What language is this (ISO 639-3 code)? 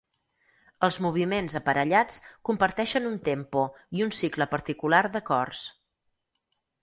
cat